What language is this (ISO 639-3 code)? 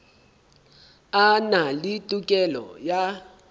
sot